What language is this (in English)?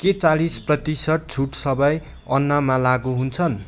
Nepali